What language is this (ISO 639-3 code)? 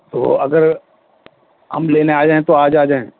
urd